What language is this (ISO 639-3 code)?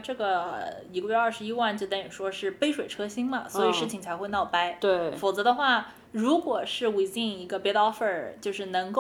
zho